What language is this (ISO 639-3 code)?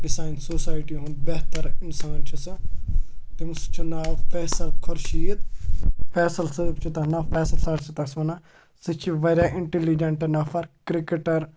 kas